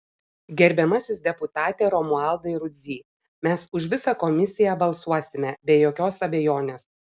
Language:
Lithuanian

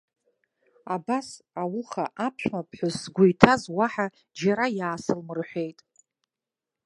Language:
Abkhazian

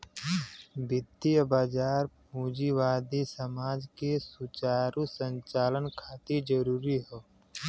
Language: Bhojpuri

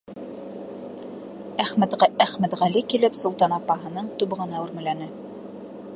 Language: Bashkir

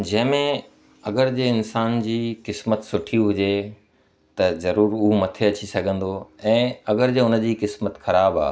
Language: Sindhi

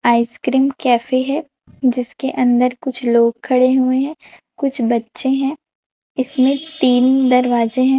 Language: Hindi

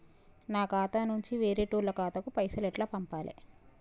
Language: Telugu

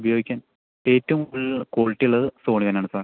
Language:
Malayalam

